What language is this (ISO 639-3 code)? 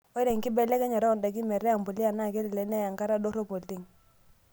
mas